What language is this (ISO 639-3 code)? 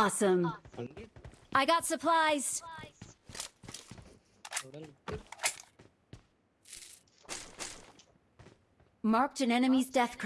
eng